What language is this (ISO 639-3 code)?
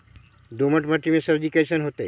mag